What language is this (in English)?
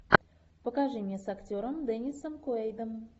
Russian